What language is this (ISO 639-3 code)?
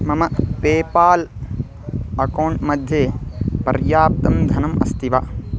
san